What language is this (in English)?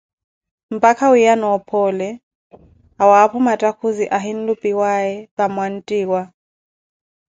Koti